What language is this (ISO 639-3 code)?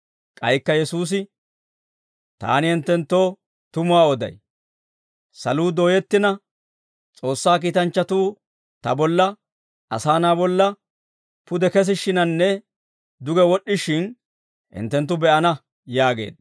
dwr